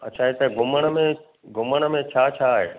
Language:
Sindhi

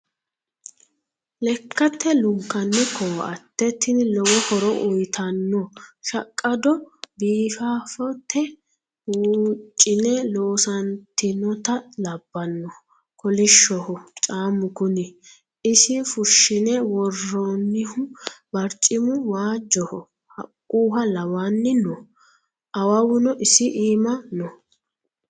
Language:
Sidamo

